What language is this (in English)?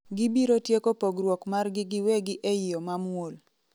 Luo (Kenya and Tanzania)